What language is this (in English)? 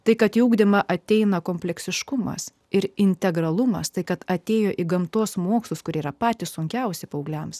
Lithuanian